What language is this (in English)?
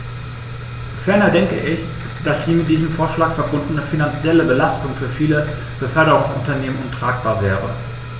German